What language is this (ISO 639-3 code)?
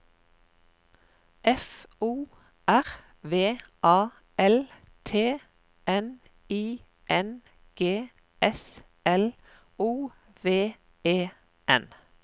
nor